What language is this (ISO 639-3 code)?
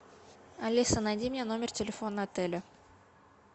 rus